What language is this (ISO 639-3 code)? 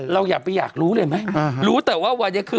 tha